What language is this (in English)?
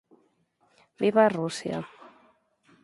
Galician